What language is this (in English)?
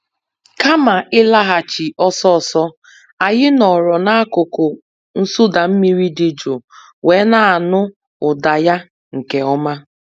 Igbo